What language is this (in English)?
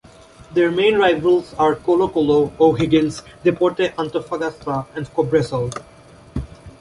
English